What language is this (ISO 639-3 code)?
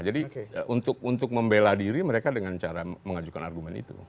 ind